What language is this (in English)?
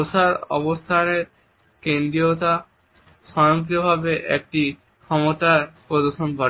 Bangla